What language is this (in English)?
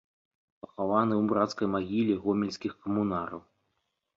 Belarusian